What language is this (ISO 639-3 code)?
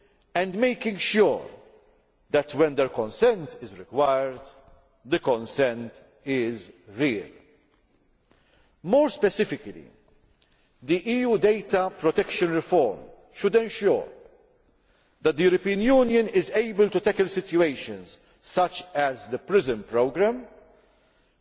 eng